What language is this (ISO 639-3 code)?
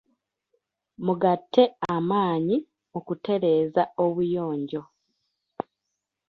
lug